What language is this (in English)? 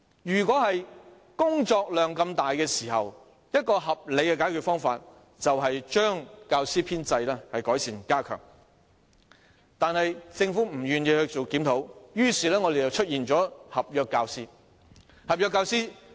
Cantonese